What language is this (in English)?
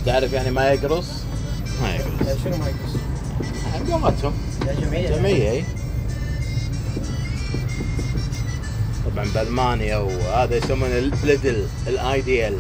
Arabic